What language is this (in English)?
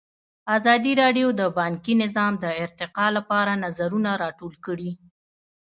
Pashto